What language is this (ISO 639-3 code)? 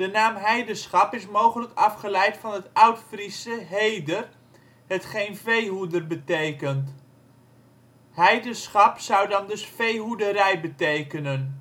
nld